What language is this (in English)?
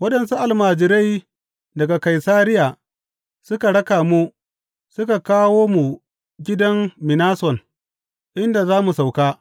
Hausa